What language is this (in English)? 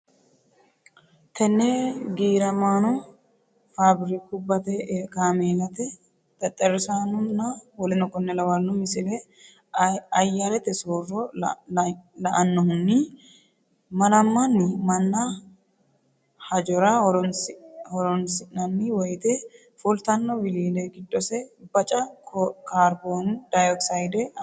Sidamo